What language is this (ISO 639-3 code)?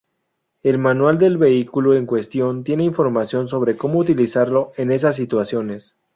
spa